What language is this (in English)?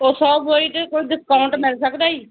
Punjabi